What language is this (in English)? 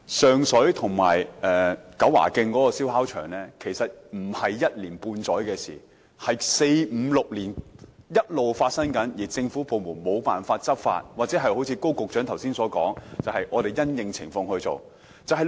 Cantonese